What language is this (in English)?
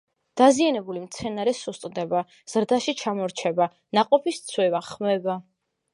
Georgian